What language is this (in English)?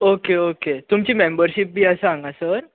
Konkani